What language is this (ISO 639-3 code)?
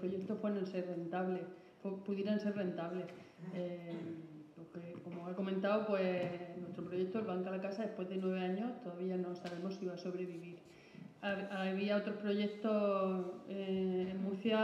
spa